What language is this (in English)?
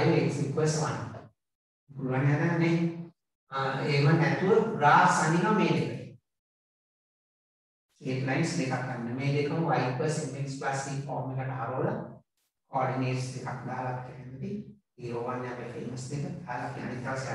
Indonesian